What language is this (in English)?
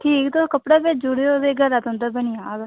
Dogri